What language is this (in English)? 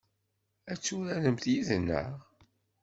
Kabyle